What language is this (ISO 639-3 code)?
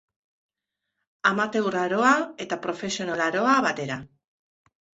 eus